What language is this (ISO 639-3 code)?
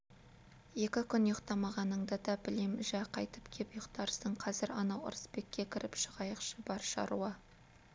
kaz